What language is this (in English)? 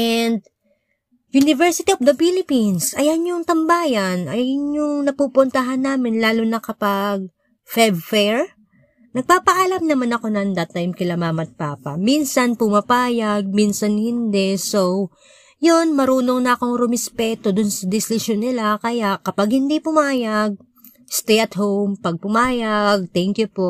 Filipino